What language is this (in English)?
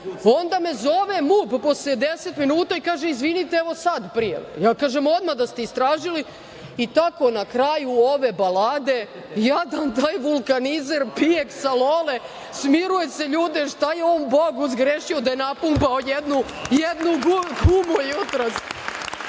Serbian